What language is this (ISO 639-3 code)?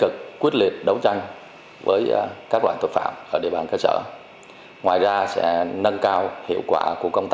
vie